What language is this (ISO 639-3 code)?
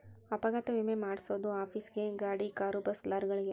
kan